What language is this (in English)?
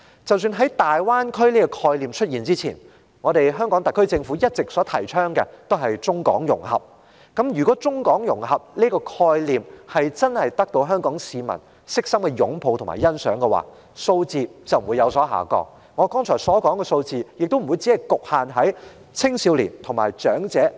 Cantonese